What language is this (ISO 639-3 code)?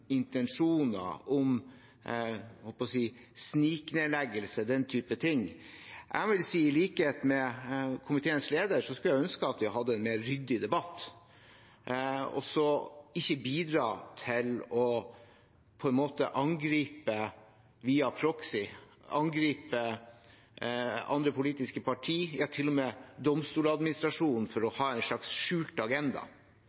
nob